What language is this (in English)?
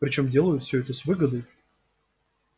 Russian